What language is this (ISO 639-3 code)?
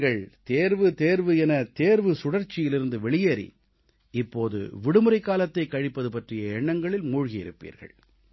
tam